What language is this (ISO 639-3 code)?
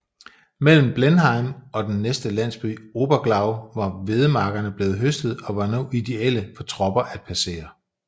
dan